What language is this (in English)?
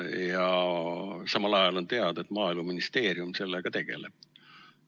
Estonian